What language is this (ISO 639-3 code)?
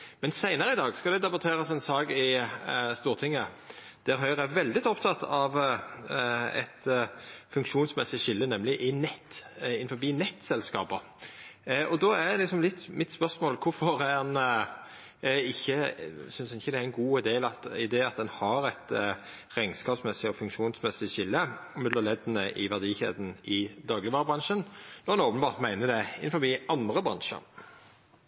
nno